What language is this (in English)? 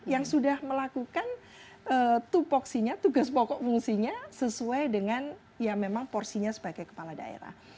Indonesian